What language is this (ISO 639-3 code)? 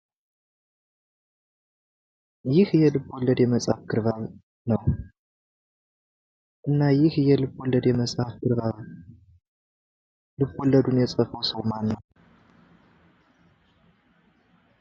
amh